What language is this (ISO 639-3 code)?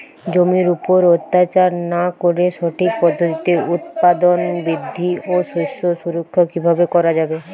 ben